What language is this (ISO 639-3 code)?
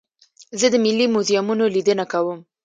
pus